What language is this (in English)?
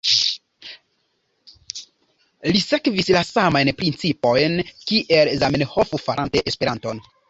Esperanto